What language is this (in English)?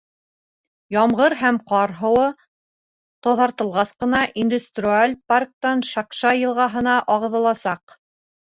Bashkir